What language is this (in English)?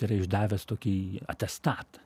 Lithuanian